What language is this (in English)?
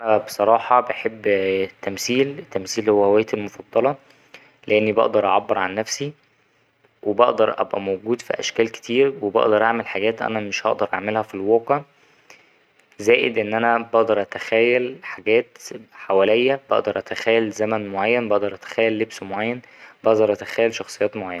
Egyptian Arabic